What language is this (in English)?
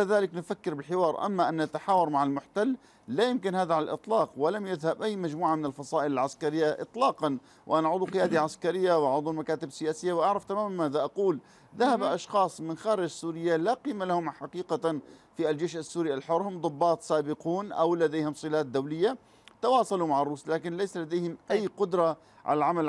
Arabic